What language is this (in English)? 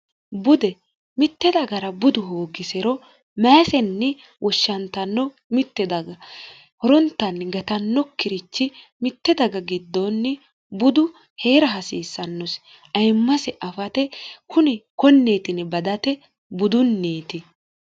Sidamo